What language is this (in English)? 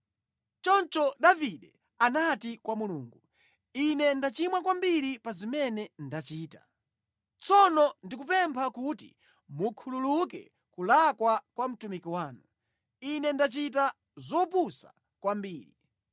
Nyanja